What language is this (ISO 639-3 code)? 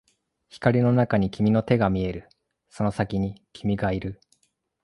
jpn